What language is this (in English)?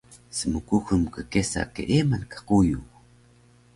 Taroko